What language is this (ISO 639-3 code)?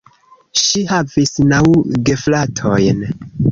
epo